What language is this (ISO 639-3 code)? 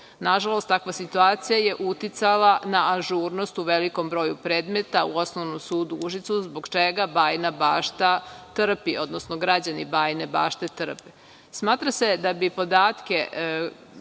srp